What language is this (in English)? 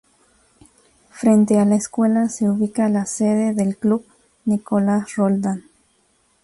Spanish